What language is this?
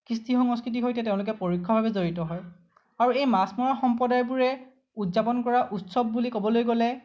Assamese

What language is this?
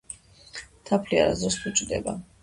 Georgian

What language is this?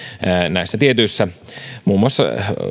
Finnish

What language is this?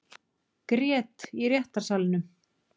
Icelandic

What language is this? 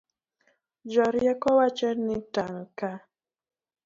Luo (Kenya and Tanzania)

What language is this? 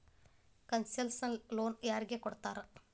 Kannada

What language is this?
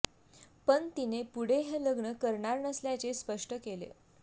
Marathi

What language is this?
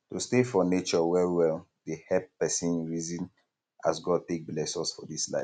Nigerian Pidgin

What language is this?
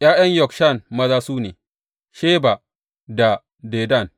Hausa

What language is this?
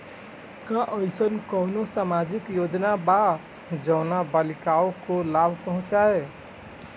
Bhojpuri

